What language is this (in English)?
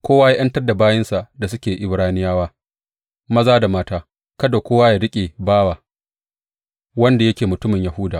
Hausa